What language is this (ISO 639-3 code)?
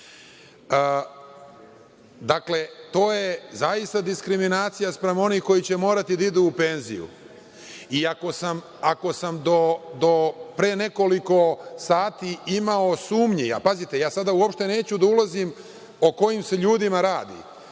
srp